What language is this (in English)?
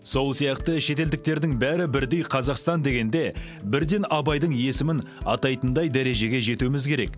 Kazakh